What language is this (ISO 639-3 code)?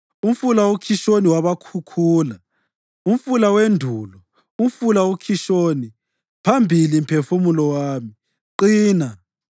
nde